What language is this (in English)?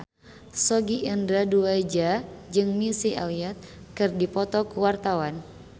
Sundanese